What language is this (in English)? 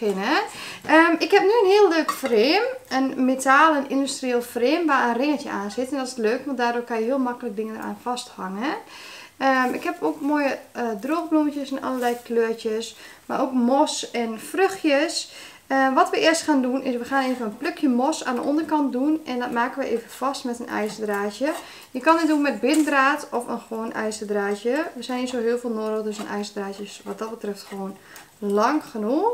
Dutch